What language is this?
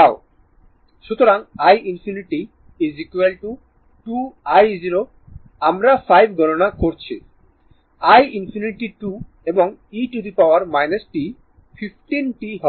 Bangla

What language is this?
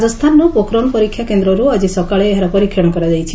Odia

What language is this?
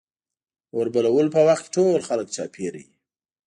Pashto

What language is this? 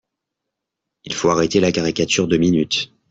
French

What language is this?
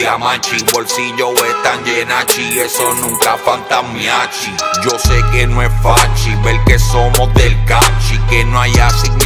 Romanian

